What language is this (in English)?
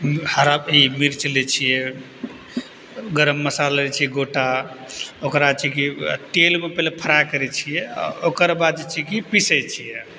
Maithili